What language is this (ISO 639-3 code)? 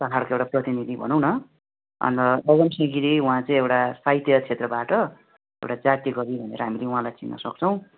nep